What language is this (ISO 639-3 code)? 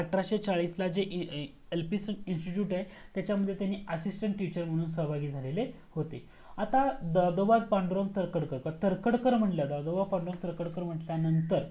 mar